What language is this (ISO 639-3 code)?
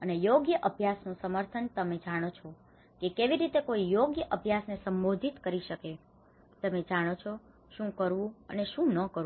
guj